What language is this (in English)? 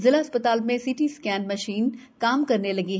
Hindi